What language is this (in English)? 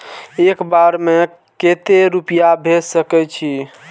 Maithili